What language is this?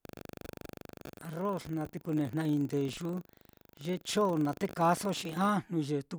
Mitlatongo Mixtec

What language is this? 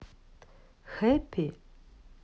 Russian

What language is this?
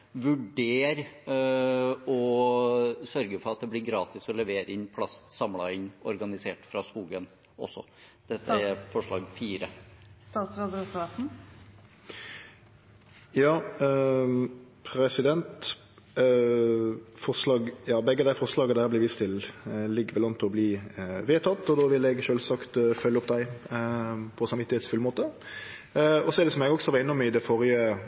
Norwegian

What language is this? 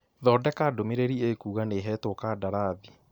Kikuyu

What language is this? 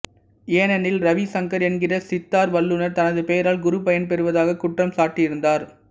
Tamil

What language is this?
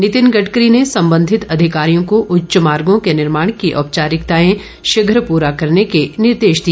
Hindi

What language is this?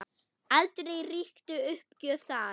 Icelandic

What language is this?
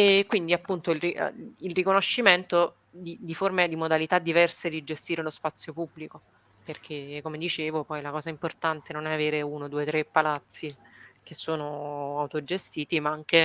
Italian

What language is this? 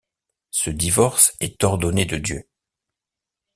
French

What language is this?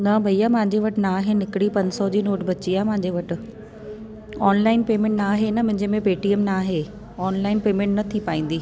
Sindhi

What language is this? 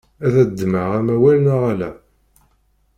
Kabyle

